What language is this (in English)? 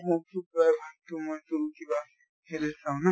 Assamese